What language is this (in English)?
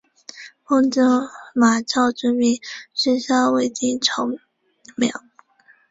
Chinese